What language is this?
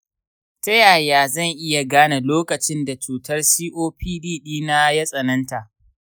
Hausa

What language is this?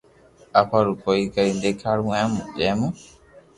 Loarki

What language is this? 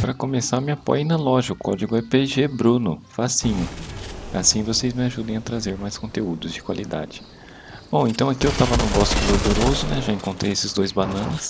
Portuguese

